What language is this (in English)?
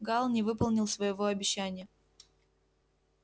Russian